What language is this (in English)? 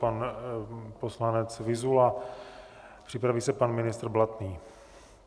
Czech